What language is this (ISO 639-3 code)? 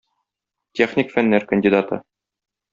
tat